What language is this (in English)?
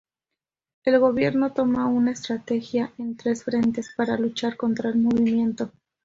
Spanish